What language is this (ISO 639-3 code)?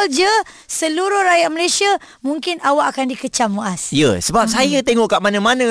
msa